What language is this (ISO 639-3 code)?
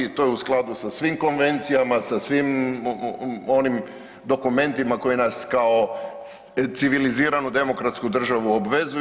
hrv